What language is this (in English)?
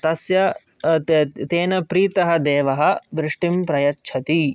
Sanskrit